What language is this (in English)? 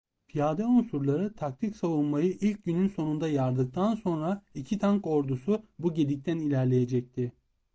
Turkish